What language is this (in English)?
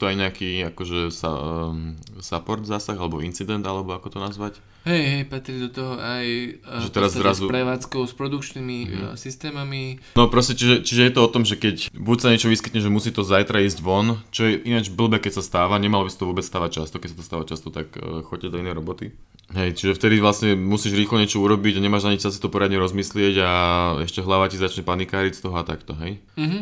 Slovak